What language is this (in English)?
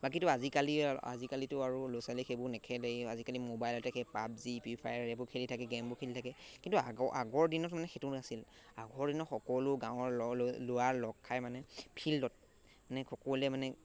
Assamese